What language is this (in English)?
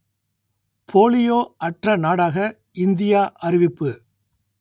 Tamil